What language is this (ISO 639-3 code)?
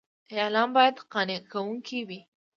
pus